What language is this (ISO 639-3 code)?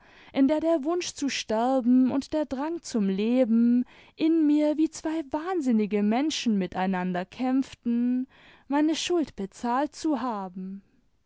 deu